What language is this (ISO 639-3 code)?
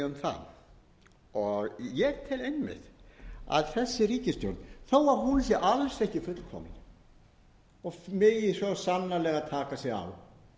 isl